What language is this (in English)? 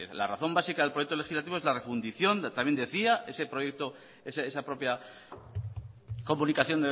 Spanish